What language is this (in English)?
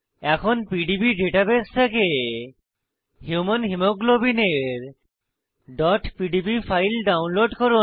Bangla